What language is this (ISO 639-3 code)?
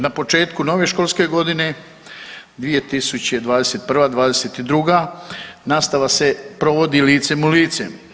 hrv